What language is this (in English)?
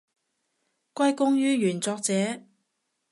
Cantonese